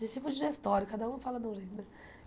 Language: Portuguese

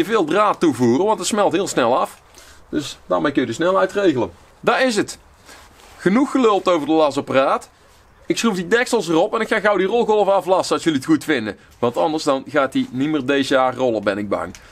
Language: Dutch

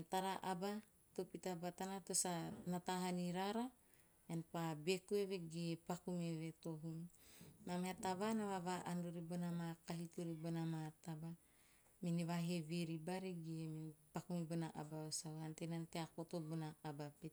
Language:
Teop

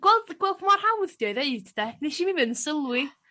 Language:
Welsh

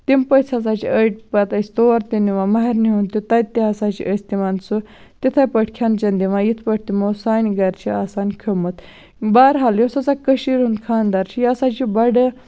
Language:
Kashmiri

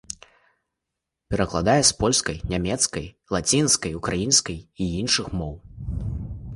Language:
Belarusian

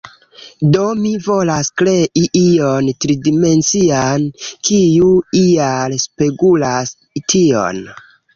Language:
Esperanto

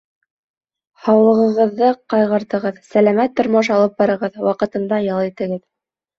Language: Bashkir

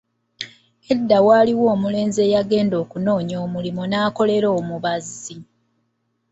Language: Ganda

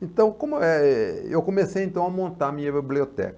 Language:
Portuguese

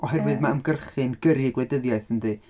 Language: Welsh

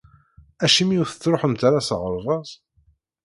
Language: Kabyle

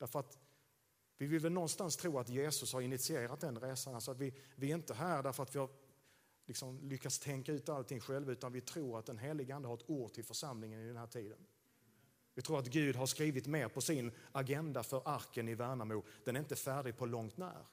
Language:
Swedish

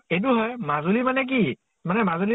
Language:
Assamese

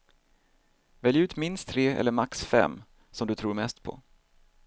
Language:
Swedish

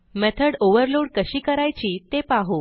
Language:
Marathi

